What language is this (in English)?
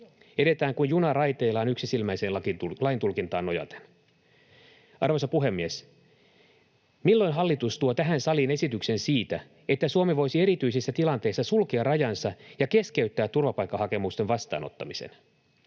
Finnish